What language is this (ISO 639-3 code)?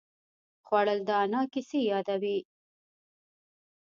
pus